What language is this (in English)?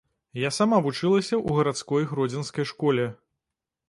Belarusian